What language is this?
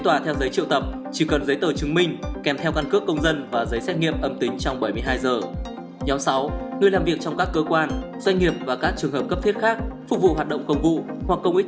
Vietnamese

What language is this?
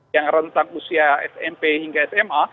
Indonesian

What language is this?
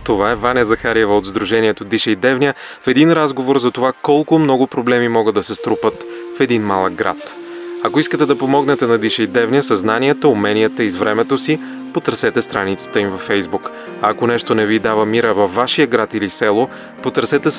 Bulgarian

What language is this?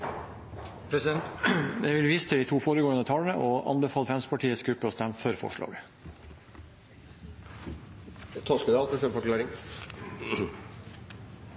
Norwegian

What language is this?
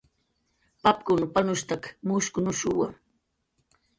Jaqaru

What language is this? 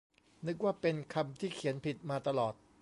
Thai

